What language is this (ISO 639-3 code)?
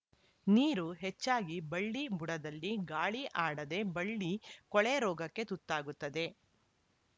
kan